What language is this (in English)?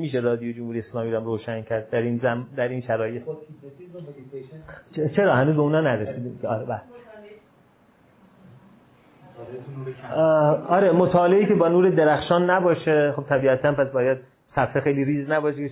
Persian